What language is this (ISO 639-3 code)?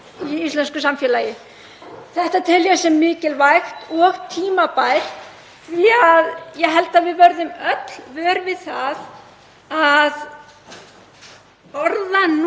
isl